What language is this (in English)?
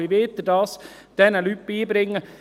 Swiss German